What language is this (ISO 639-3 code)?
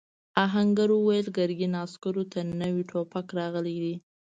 pus